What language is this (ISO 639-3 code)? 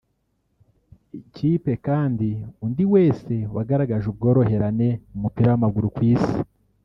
kin